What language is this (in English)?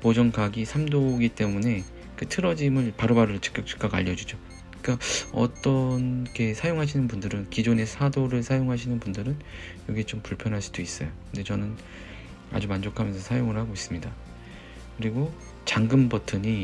Korean